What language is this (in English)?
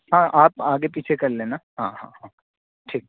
Urdu